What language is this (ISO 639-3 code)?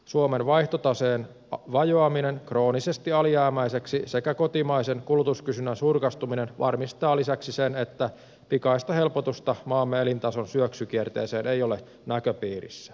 fin